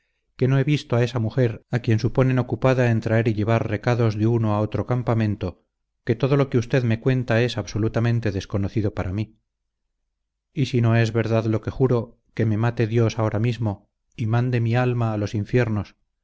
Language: Spanish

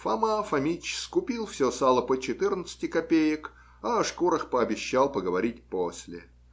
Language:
Russian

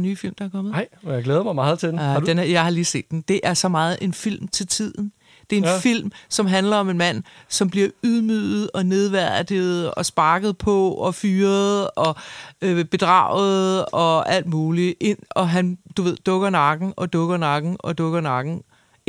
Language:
Danish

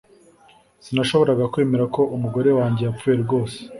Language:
Kinyarwanda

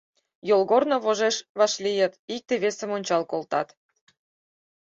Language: Mari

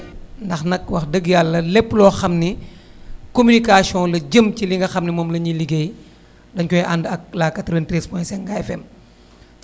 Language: Wolof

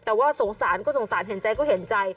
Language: Thai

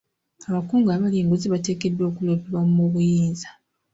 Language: Ganda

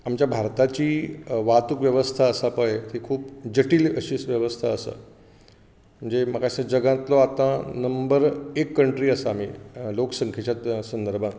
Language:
Konkani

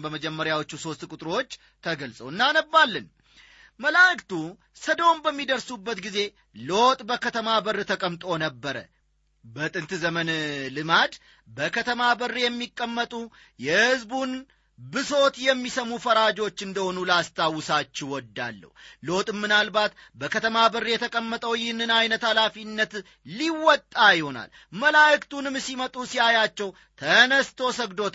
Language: Amharic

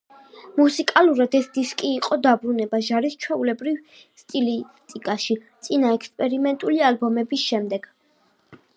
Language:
Georgian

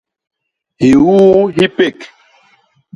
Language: Basaa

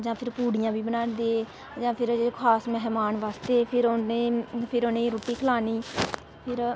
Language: Dogri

